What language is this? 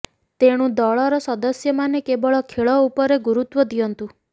Odia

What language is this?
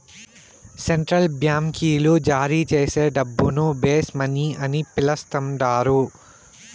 Telugu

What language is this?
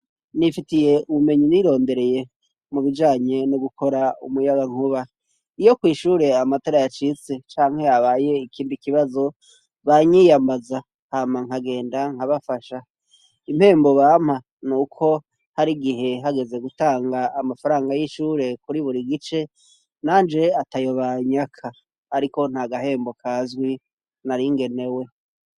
Rundi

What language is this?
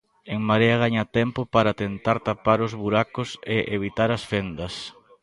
Galician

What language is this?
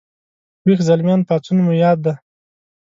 Pashto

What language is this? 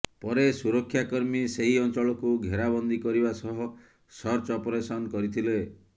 Odia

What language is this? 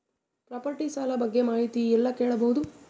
Kannada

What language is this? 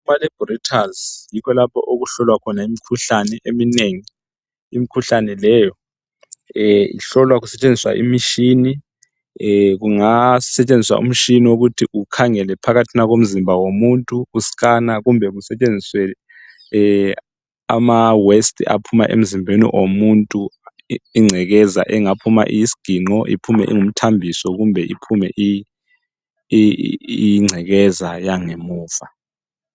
North Ndebele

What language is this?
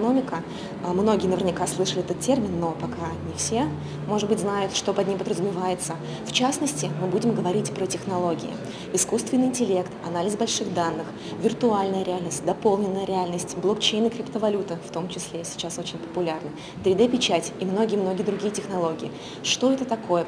Russian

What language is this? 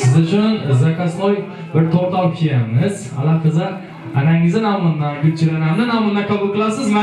Turkish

